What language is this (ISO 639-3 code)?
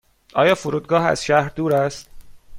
fas